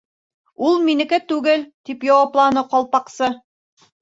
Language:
Bashkir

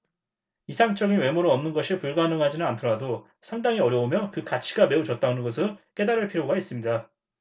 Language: Korean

